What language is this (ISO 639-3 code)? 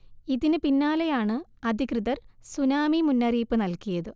mal